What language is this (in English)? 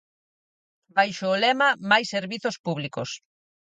Galician